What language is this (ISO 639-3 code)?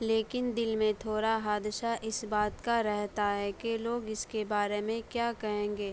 urd